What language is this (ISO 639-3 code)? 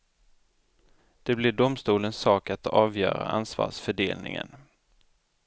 swe